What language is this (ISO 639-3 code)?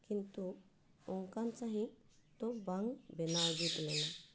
sat